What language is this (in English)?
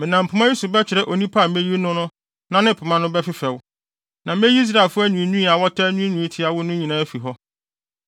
Akan